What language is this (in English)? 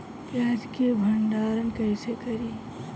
Bhojpuri